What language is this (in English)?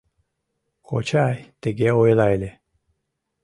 Mari